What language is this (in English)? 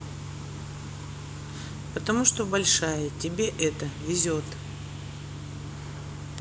Russian